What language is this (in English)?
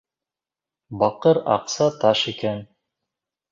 Bashkir